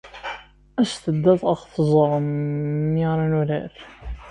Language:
Kabyle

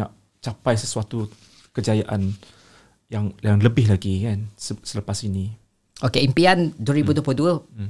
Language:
Malay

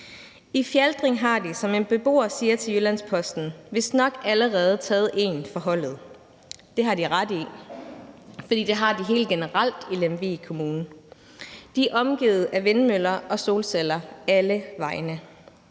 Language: Danish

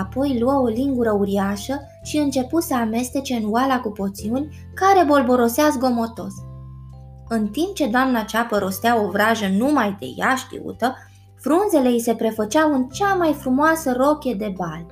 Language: Romanian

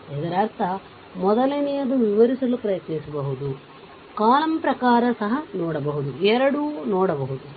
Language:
Kannada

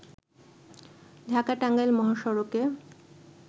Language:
Bangla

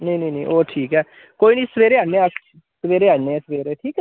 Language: Dogri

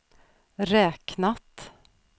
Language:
Swedish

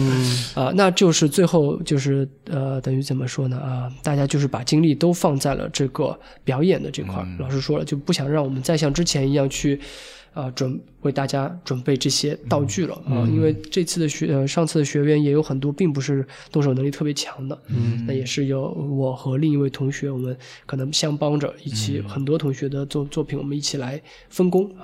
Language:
Chinese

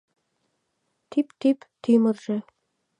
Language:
Mari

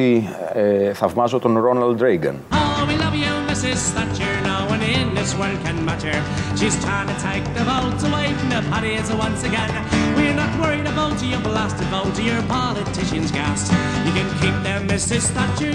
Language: Greek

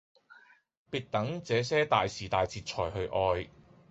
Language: Cantonese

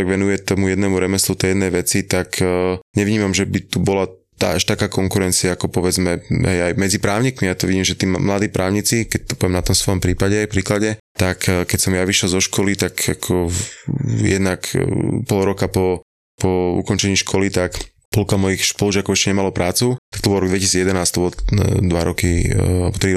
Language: Slovak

